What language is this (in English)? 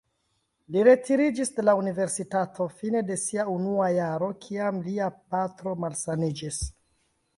Esperanto